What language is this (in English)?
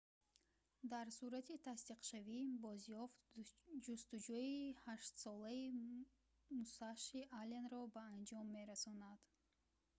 Tajik